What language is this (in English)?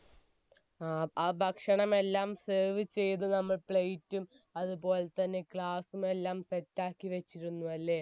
Malayalam